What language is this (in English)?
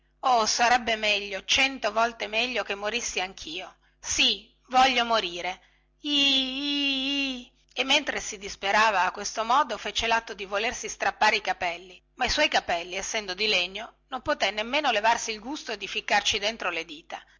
Italian